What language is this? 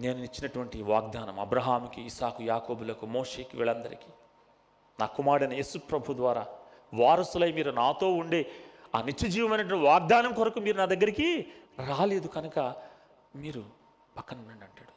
Telugu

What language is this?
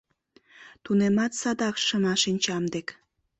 Mari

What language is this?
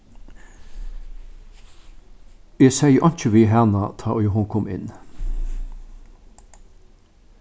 Faroese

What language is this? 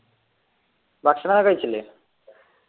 Malayalam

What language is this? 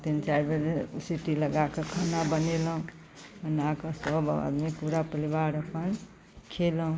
Maithili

